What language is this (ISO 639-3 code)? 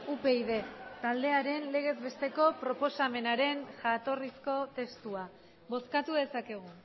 eus